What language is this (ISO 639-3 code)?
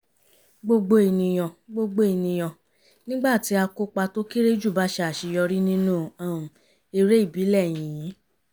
yor